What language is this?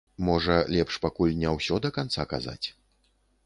Belarusian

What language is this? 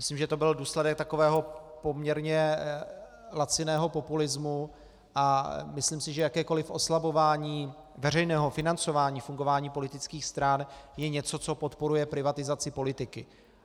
Czech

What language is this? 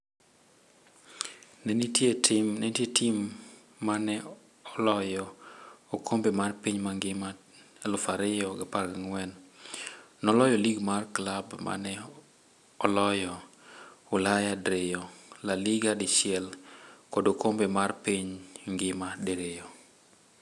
Luo (Kenya and Tanzania)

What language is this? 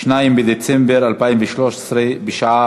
Hebrew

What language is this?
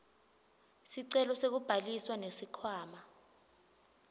Swati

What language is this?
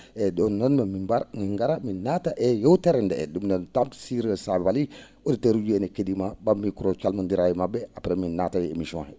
Fula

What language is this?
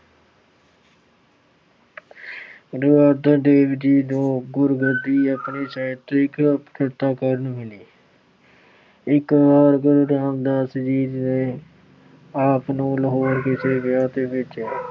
Punjabi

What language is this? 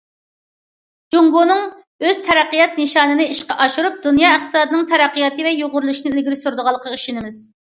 Uyghur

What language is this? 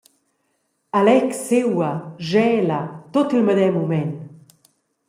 Romansh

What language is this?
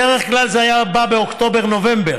Hebrew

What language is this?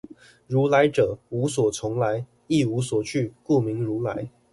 Chinese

